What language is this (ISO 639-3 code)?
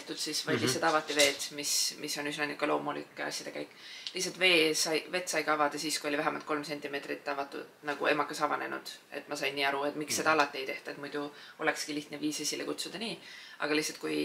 fin